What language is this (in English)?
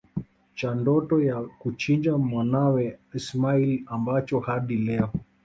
Swahili